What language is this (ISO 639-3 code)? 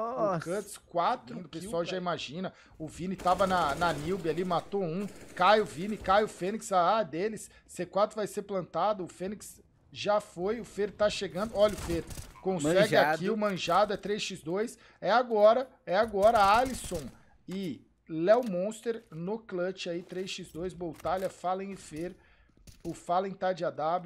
por